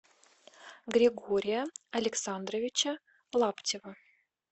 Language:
Russian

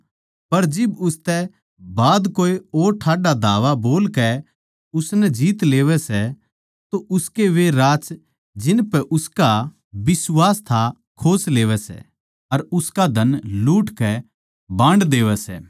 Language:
Haryanvi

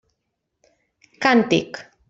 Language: Catalan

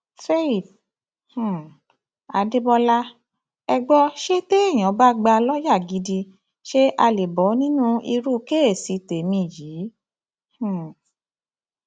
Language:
Yoruba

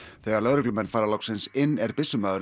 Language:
Icelandic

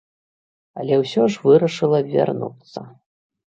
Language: Belarusian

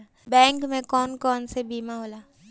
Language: Bhojpuri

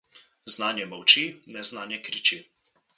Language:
Slovenian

